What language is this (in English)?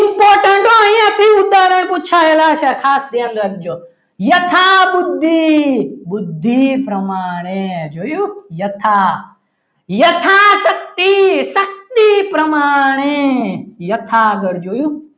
Gujarati